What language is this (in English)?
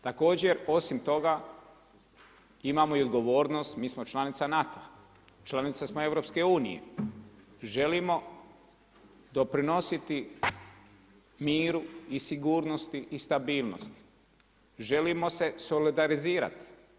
Croatian